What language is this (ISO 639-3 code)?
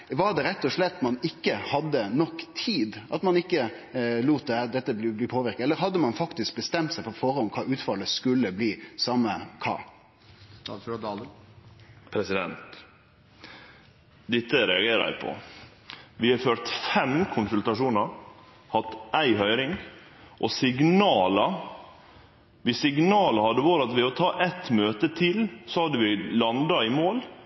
nno